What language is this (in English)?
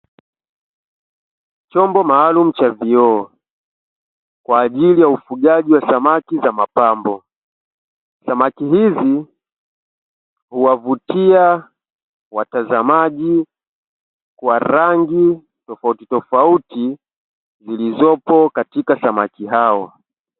Swahili